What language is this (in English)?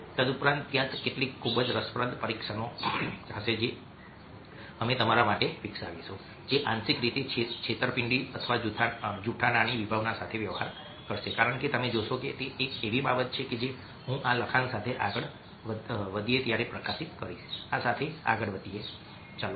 Gujarati